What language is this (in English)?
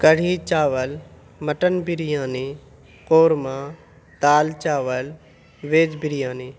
Urdu